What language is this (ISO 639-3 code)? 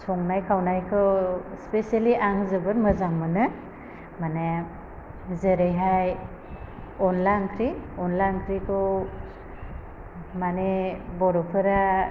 brx